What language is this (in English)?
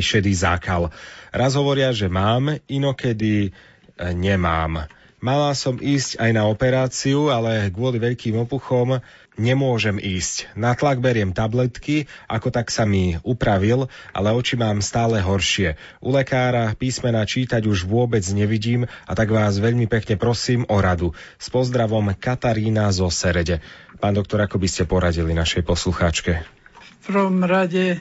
Slovak